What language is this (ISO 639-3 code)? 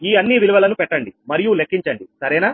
tel